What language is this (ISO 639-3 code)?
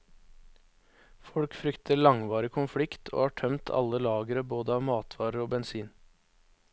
nor